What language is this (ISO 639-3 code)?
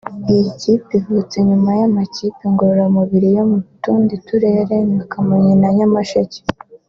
kin